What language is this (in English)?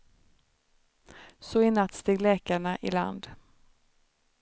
Swedish